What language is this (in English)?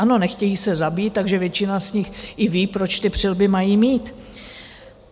Czech